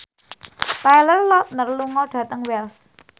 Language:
Javanese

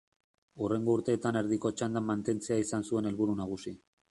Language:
Basque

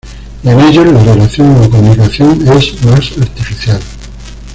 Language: Spanish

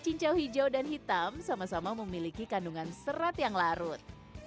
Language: Indonesian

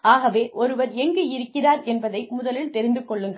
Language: Tamil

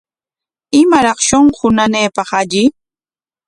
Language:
Corongo Ancash Quechua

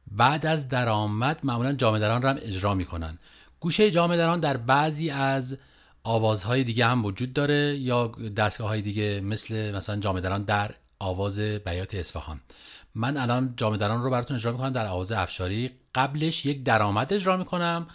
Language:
Persian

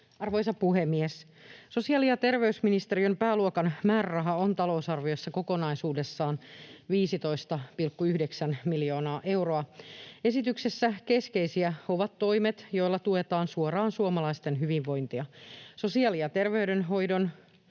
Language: Finnish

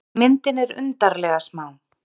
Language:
Icelandic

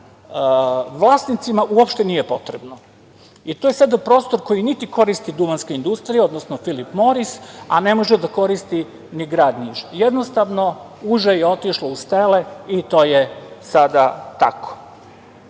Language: Serbian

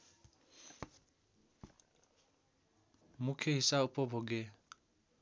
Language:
Nepali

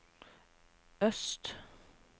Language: Norwegian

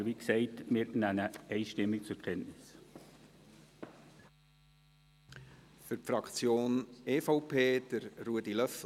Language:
Swiss German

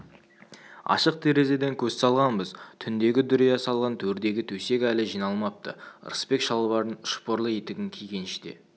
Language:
Kazakh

